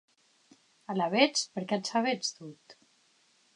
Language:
Occitan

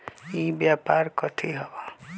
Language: Magahi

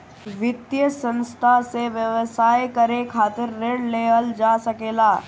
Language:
Bhojpuri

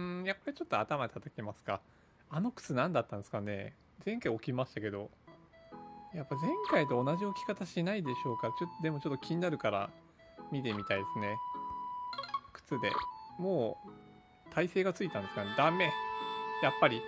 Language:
Japanese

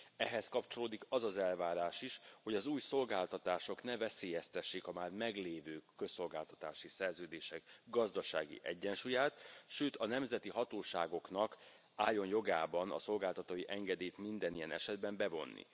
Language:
Hungarian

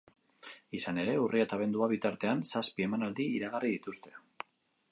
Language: Basque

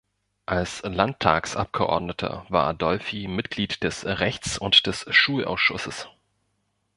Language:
German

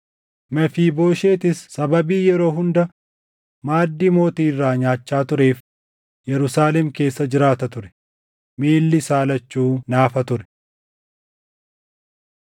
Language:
Oromo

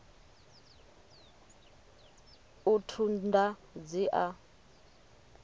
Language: Venda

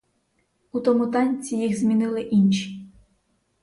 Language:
Ukrainian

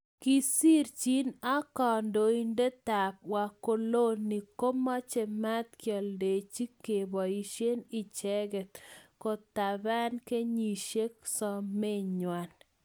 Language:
Kalenjin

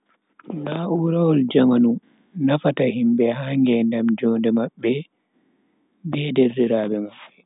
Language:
Bagirmi Fulfulde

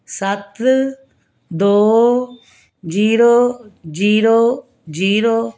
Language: Punjabi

